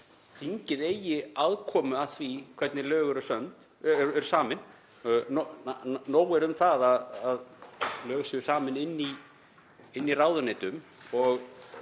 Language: Icelandic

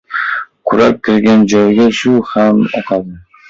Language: Uzbek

